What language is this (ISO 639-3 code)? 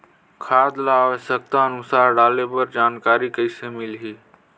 hne